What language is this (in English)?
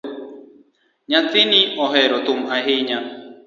Luo (Kenya and Tanzania)